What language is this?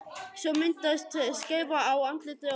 Icelandic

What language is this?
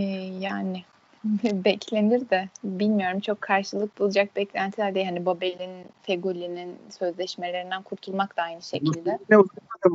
Turkish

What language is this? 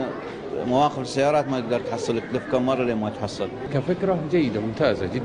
Arabic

